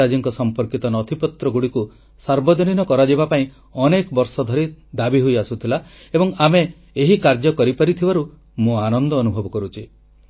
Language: Odia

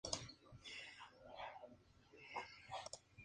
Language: Spanish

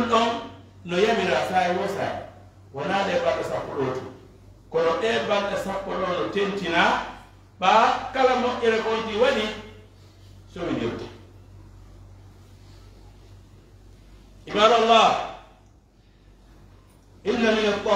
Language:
Arabic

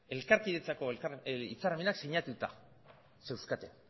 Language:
Basque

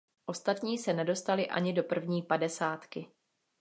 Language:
Czech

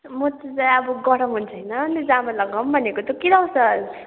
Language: Nepali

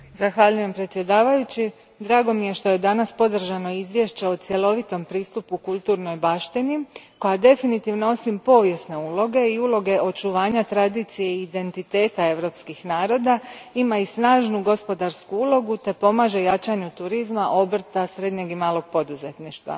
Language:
Croatian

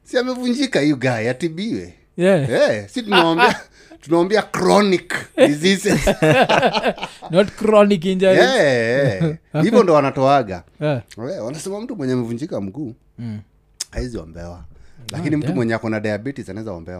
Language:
Swahili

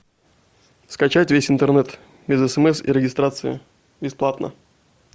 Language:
Russian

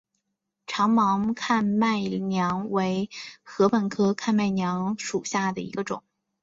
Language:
Chinese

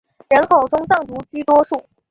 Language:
Chinese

